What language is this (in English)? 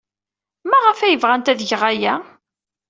Kabyle